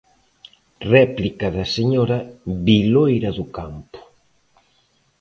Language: Galician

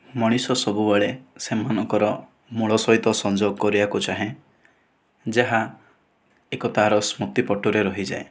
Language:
Odia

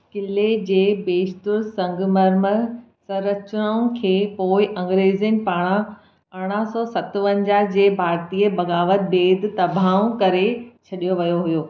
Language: Sindhi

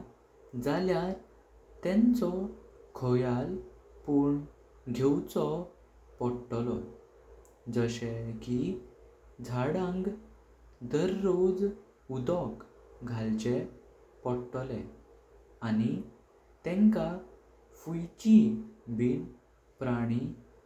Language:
Konkani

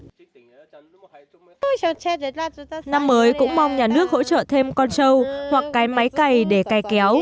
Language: Vietnamese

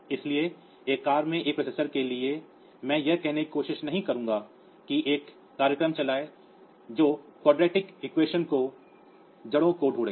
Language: Hindi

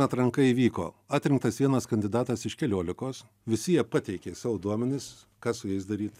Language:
Lithuanian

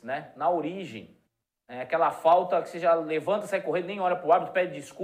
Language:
Portuguese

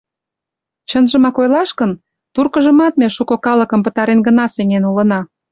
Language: Mari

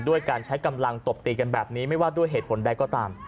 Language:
Thai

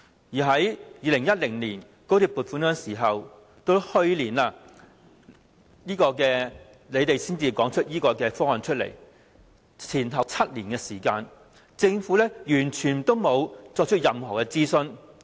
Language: Cantonese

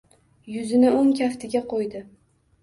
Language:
Uzbek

